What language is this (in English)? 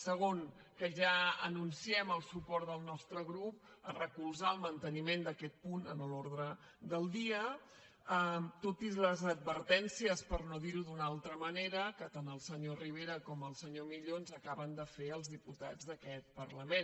Catalan